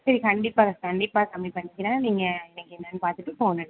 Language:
Tamil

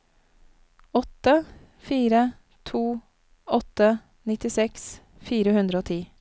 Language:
Norwegian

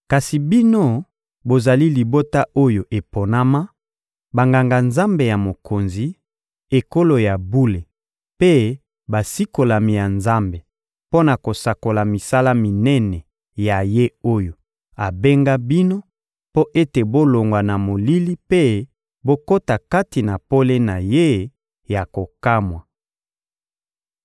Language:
Lingala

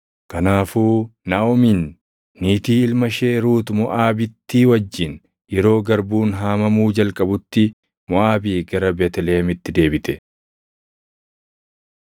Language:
Oromo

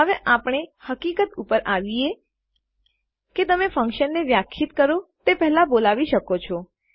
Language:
Gujarati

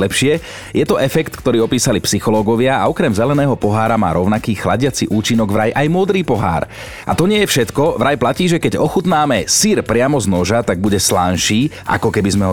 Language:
Slovak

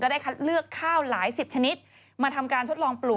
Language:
Thai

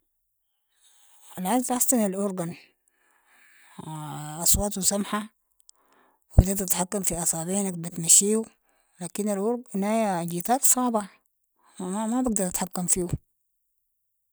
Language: Sudanese Arabic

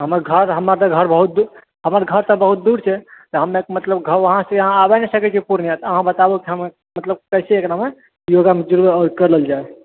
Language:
Maithili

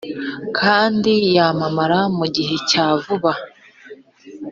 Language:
Kinyarwanda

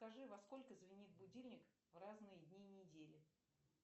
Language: Russian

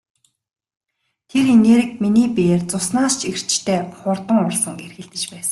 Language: Mongolian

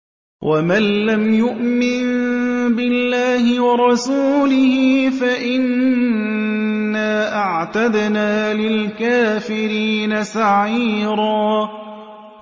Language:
Arabic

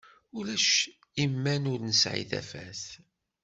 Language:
Kabyle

